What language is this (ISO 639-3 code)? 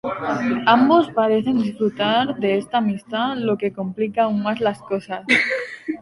spa